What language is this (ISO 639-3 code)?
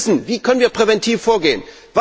deu